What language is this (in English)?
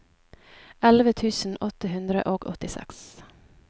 Norwegian